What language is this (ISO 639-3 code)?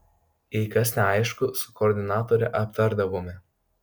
lit